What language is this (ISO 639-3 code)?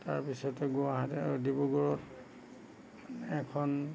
asm